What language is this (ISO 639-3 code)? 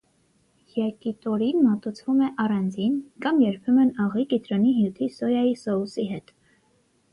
hye